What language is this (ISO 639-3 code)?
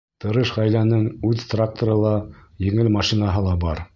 bak